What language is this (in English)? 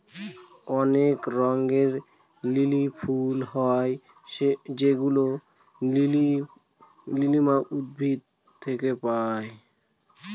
Bangla